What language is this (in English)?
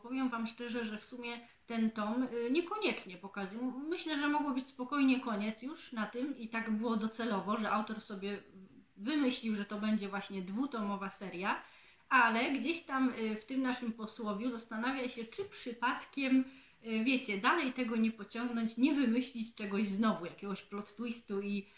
Polish